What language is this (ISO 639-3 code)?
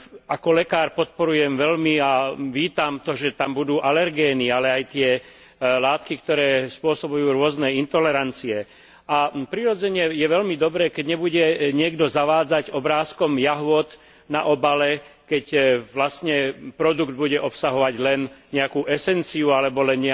slk